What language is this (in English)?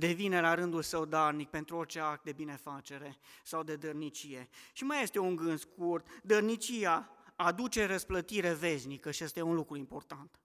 Romanian